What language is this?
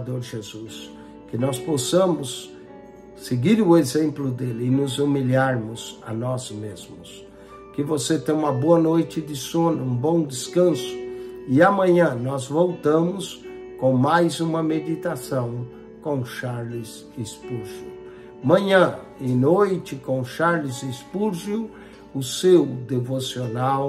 Portuguese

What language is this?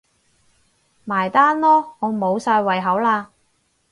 Cantonese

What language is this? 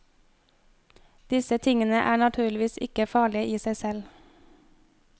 Norwegian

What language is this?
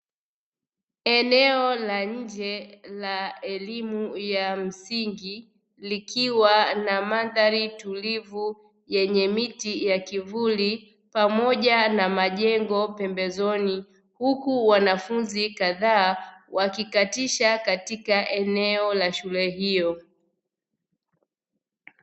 Swahili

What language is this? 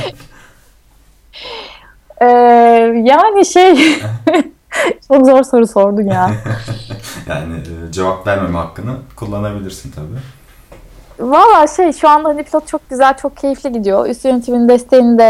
Turkish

